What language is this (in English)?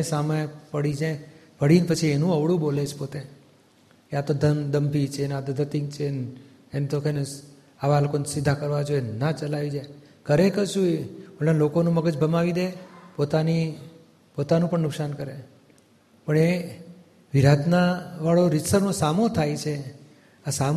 Gujarati